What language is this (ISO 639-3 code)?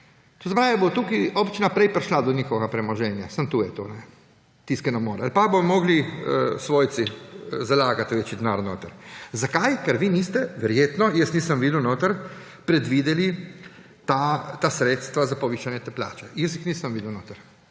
slv